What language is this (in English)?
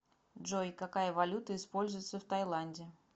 Russian